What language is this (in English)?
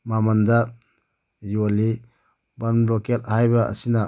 Manipuri